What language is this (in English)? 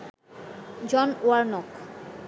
Bangla